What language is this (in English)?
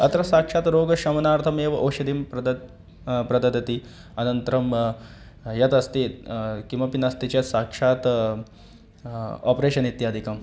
Sanskrit